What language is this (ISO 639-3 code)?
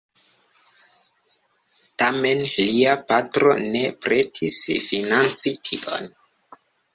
epo